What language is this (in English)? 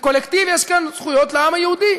Hebrew